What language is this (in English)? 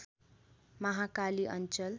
Nepali